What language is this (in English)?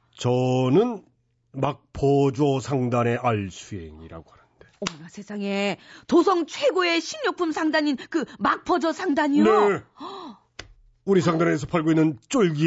Korean